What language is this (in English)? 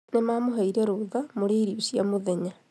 Kikuyu